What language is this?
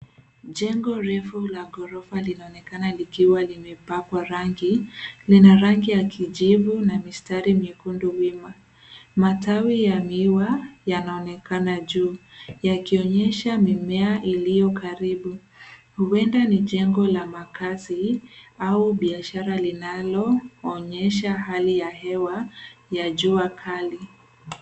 Swahili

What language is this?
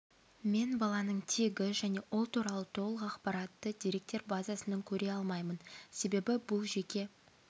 Kazakh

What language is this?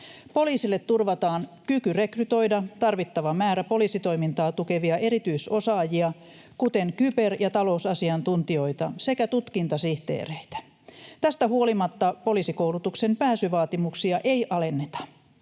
Finnish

